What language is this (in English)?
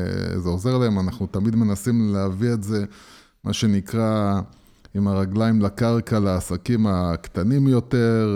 Hebrew